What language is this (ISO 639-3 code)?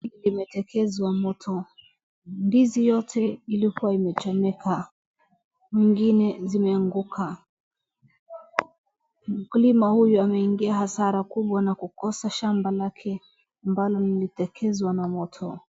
swa